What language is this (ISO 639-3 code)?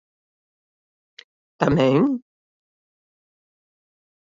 glg